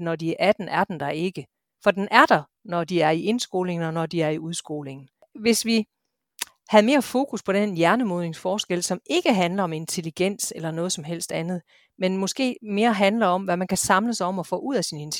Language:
Danish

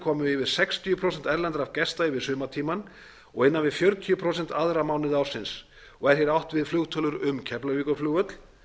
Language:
Icelandic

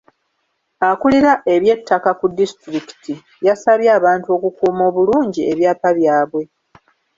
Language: Ganda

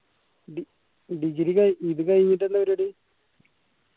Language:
Malayalam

